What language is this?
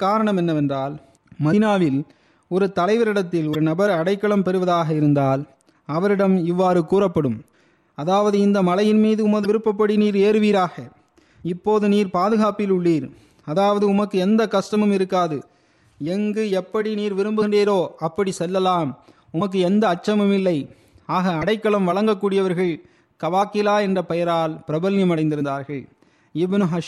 Tamil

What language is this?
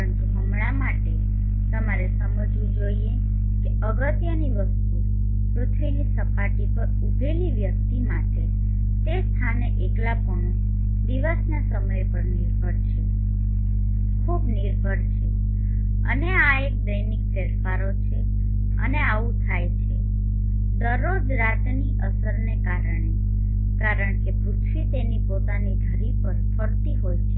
Gujarati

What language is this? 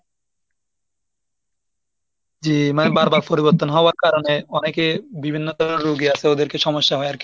Bangla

